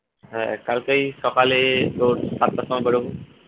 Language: Bangla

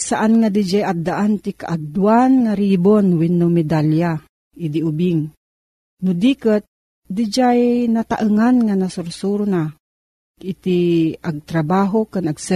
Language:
Filipino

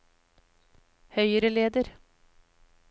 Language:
Norwegian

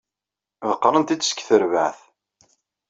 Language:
Kabyle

